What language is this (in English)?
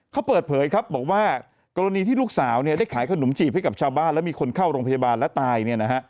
Thai